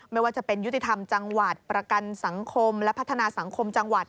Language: Thai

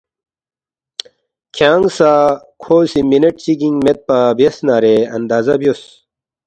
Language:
Balti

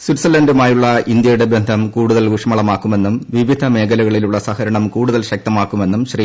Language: Malayalam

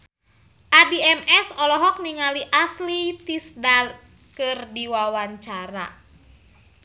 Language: Sundanese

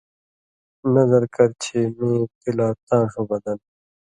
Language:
Indus Kohistani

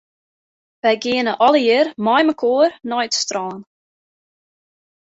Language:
Western Frisian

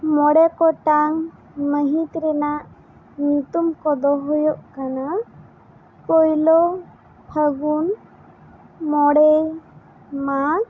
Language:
Santali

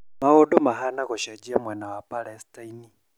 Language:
Kikuyu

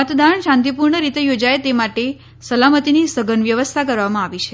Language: Gujarati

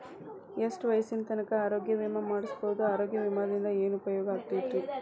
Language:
Kannada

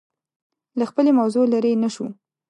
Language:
Pashto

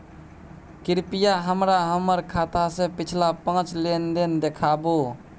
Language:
Maithili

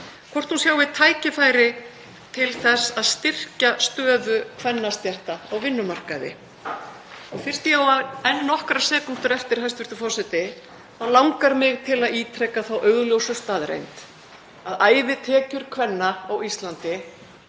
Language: Icelandic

